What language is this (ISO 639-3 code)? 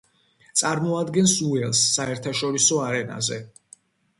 kat